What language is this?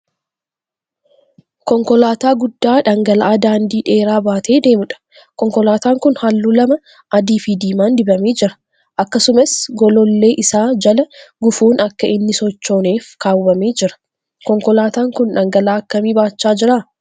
Oromo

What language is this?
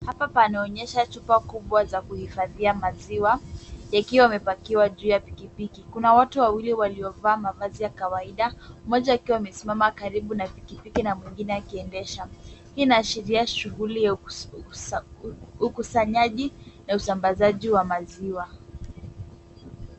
Swahili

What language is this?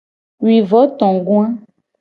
Gen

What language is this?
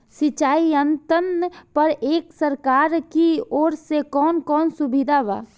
Bhojpuri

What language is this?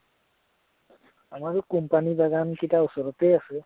Assamese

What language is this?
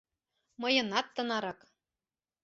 Mari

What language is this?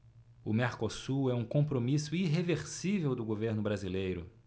Portuguese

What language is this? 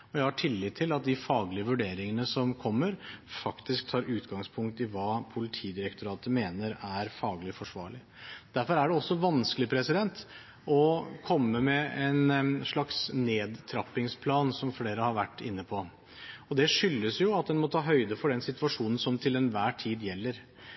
Norwegian Bokmål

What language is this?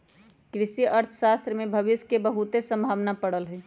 Magahi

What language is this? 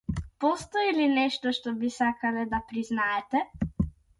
Macedonian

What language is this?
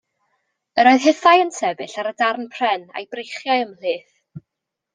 Welsh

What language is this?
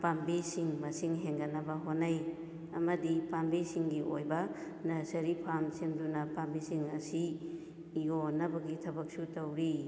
Manipuri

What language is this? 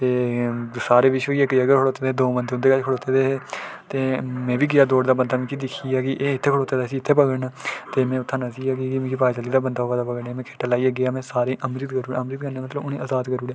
Dogri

